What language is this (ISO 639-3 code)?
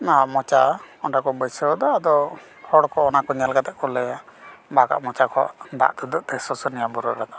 sat